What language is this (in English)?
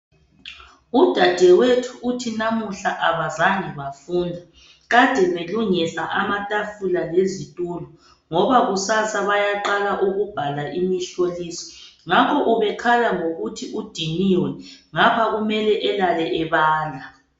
North Ndebele